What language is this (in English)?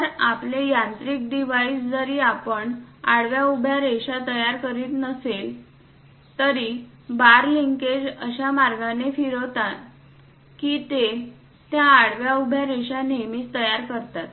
Marathi